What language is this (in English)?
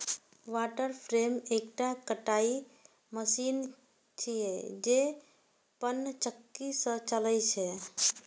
Maithili